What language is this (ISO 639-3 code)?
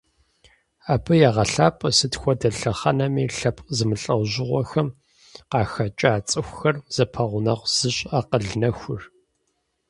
kbd